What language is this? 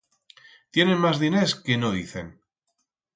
Aragonese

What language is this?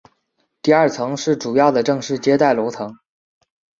Chinese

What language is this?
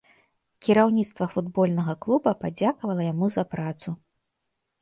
Belarusian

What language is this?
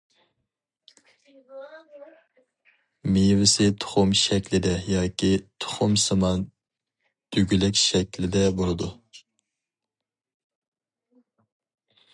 Uyghur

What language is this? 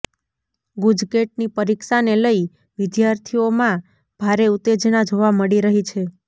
Gujarati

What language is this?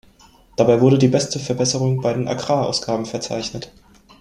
German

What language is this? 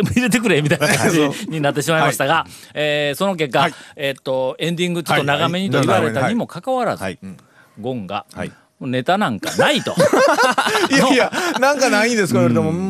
Japanese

